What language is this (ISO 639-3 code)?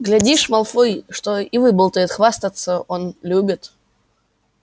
rus